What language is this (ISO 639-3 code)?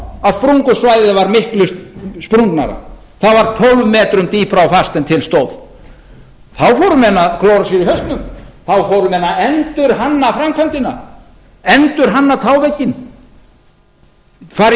isl